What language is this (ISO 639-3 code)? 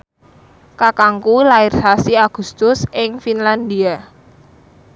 jav